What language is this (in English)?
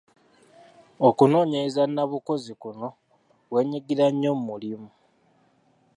Ganda